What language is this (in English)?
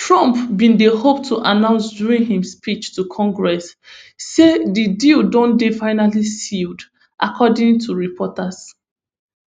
Nigerian Pidgin